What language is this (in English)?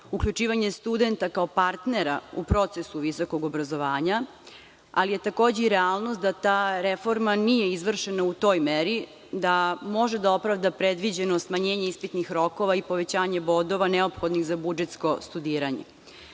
Serbian